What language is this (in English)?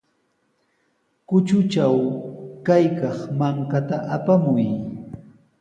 Sihuas Ancash Quechua